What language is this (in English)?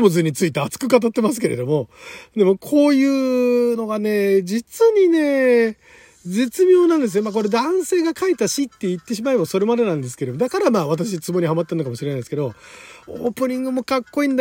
Japanese